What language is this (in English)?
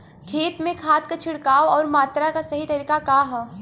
Bhojpuri